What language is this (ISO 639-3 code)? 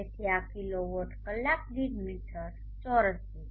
guj